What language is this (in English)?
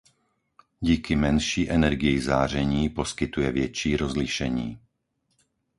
Czech